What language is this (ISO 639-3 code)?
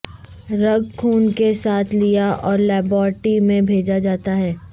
urd